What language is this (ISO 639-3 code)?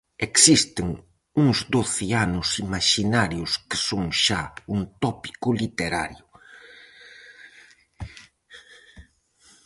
glg